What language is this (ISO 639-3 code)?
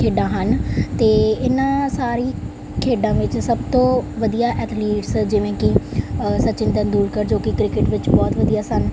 pan